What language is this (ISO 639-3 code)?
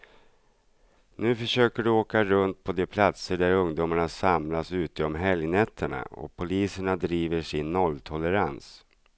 swe